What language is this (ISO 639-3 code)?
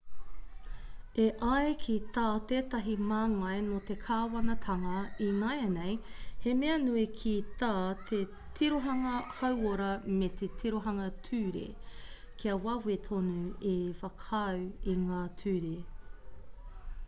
mri